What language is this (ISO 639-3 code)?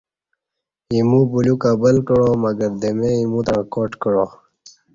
bsh